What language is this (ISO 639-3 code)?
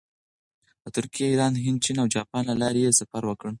pus